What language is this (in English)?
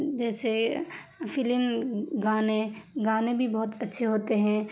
Urdu